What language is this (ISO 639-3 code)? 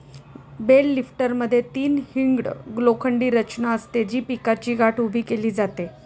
mar